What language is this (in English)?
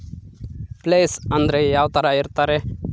Kannada